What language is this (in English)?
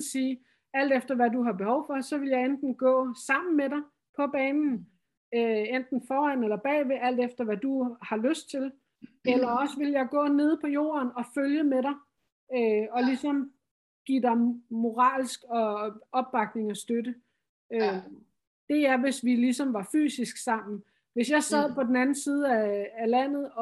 Danish